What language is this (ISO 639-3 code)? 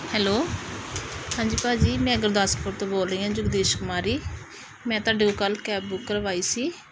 pan